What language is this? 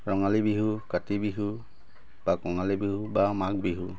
Assamese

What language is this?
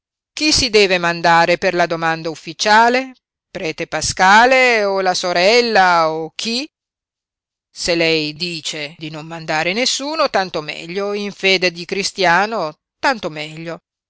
Italian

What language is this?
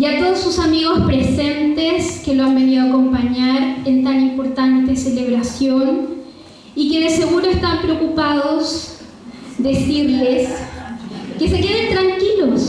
Spanish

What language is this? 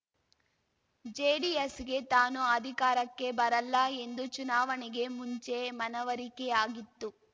Kannada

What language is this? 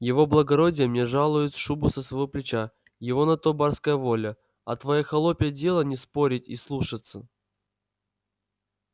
Russian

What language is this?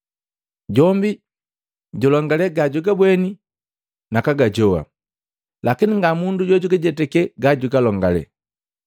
Matengo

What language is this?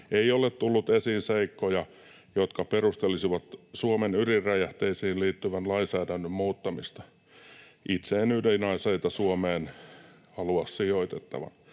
Finnish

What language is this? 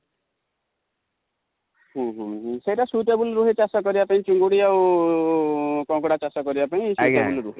Odia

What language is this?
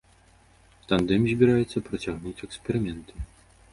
Belarusian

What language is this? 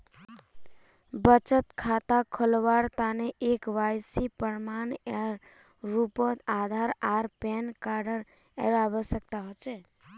Magahi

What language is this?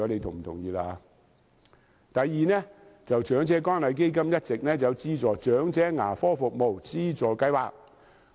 Cantonese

